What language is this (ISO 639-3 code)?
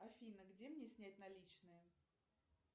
rus